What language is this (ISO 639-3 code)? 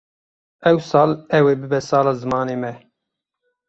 kur